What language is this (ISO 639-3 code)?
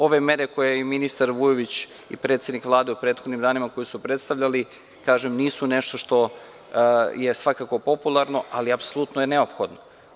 srp